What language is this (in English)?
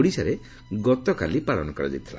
Odia